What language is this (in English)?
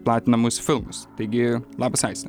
Lithuanian